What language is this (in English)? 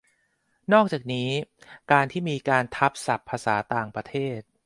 Thai